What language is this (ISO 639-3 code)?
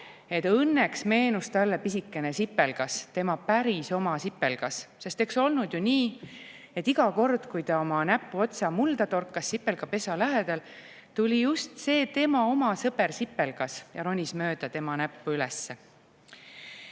est